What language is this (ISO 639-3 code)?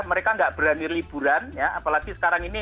ind